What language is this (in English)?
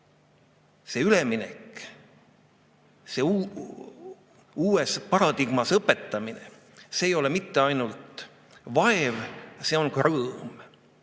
Estonian